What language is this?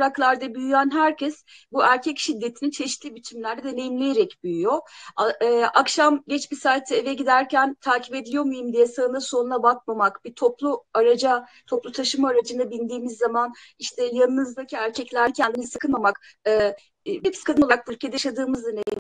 Turkish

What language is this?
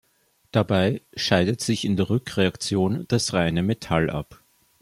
German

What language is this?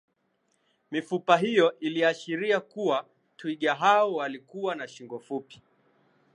Swahili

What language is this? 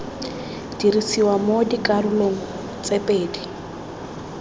Tswana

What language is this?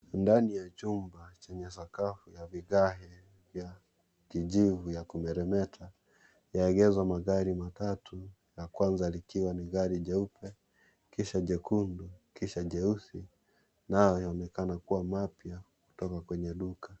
Swahili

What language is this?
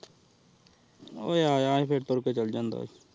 Punjabi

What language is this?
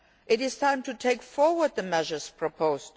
English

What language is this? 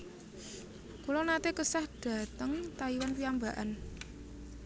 Javanese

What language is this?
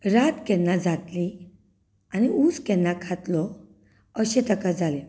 Konkani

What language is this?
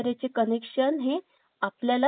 Marathi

